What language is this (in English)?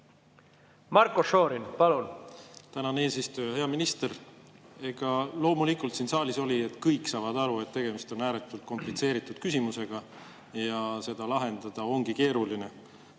Estonian